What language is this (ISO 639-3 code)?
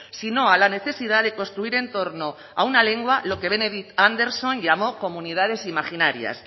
spa